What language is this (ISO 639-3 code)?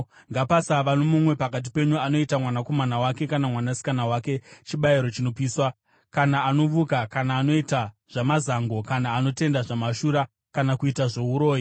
sna